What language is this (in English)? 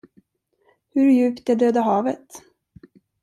Swedish